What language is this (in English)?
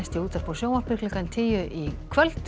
Icelandic